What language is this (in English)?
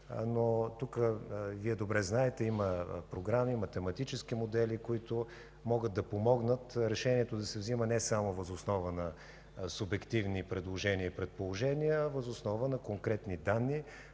Bulgarian